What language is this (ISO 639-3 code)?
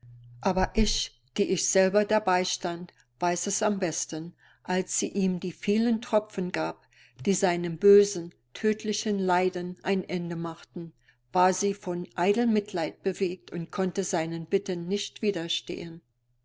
deu